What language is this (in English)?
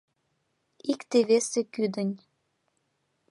Mari